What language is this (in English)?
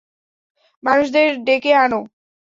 Bangla